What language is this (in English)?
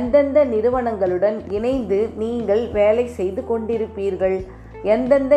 Tamil